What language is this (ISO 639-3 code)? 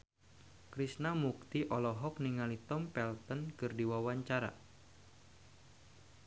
sun